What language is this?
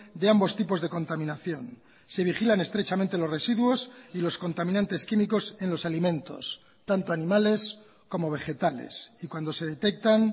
Spanish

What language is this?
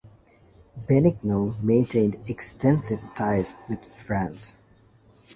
English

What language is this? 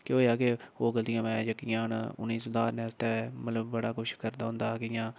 Dogri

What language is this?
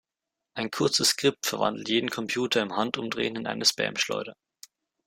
German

